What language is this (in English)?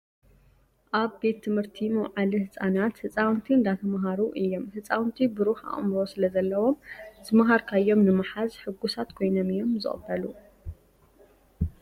Tigrinya